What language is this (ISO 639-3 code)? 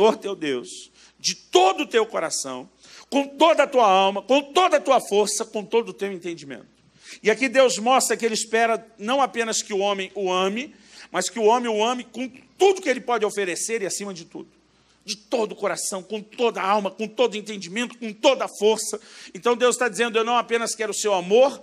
por